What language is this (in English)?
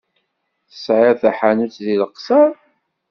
Kabyle